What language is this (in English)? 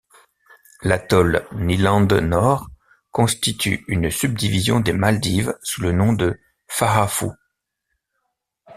French